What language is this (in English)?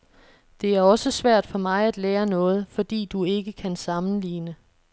Danish